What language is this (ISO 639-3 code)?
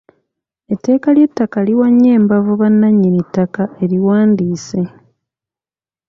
lug